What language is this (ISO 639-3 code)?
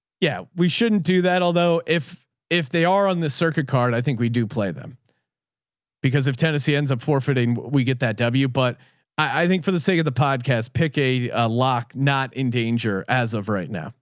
eng